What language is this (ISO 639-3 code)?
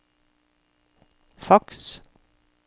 nor